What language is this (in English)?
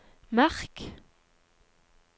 Norwegian